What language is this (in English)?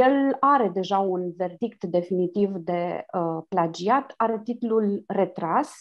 Romanian